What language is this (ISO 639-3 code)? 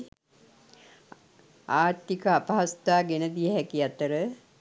sin